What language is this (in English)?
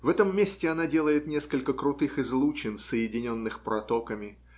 Russian